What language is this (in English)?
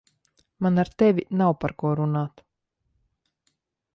Latvian